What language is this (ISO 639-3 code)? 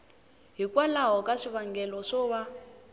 tso